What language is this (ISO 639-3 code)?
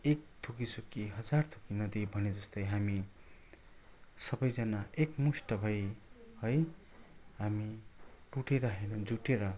nep